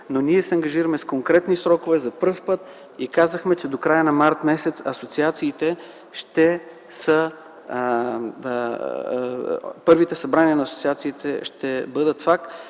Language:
Bulgarian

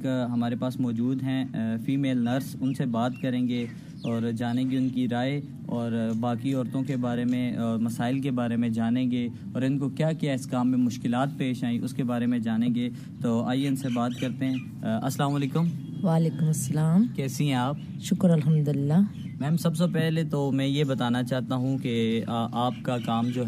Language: Urdu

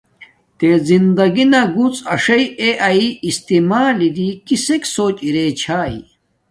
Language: Domaaki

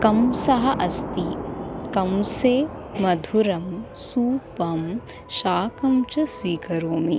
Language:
Sanskrit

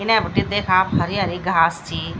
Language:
Garhwali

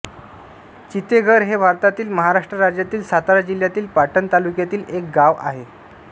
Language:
Marathi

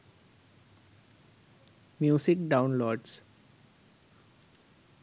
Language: Sinhala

